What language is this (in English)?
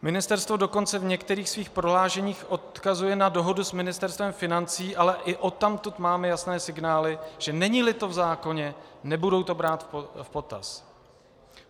Czech